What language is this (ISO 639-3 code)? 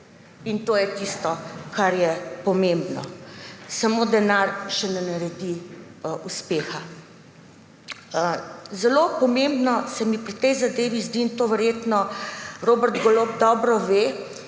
slv